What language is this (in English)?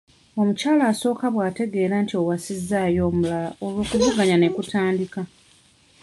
Ganda